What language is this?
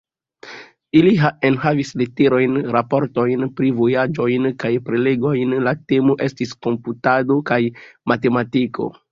Esperanto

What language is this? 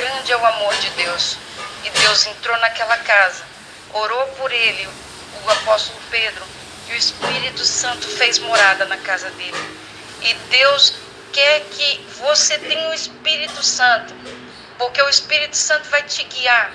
Portuguese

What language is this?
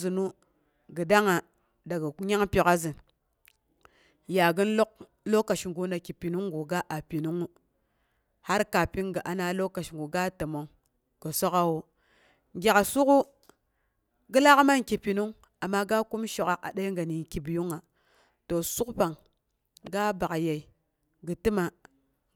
Boghom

